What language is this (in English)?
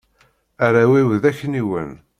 Kabyle